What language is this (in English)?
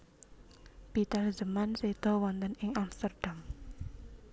Javanese